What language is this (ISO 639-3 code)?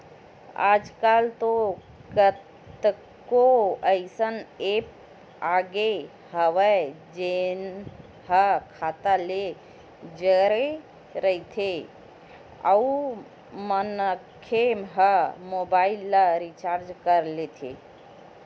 hne